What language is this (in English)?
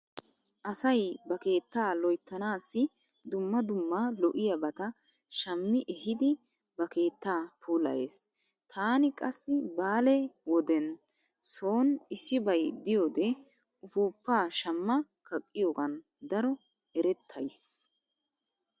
Wolaytta